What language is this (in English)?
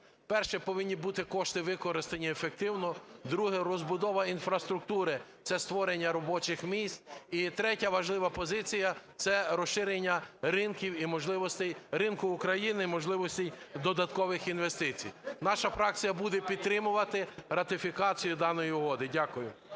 Ukrainian